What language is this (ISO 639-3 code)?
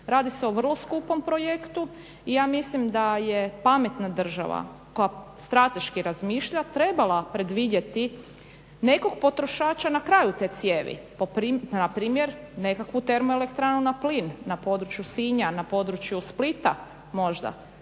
hrv